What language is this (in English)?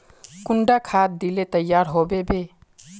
Magahi